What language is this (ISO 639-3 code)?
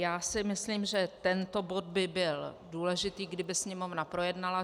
ces